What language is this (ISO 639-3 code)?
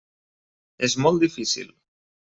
cat